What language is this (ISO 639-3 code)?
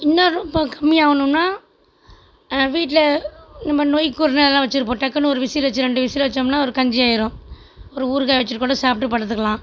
tam